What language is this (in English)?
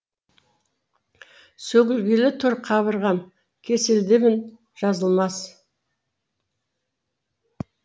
Kazakh